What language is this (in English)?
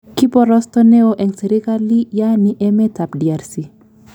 Kalenjin